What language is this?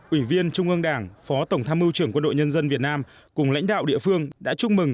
Vietnamese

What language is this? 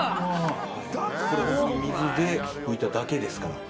Japanese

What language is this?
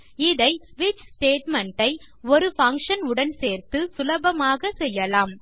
Tamil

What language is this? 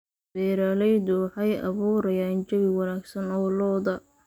Somali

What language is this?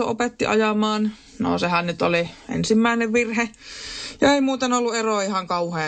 Finnish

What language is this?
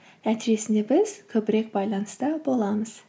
Kazakh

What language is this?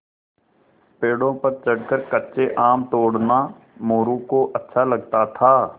Hindi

